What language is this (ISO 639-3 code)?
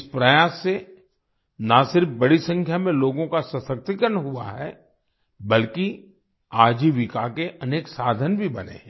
hin